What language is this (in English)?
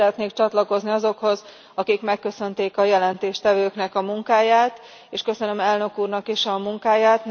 Hungarian